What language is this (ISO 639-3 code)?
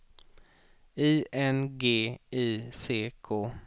swe